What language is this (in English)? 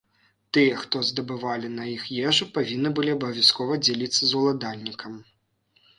Belarusian